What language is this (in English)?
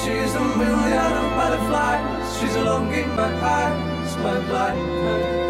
Persian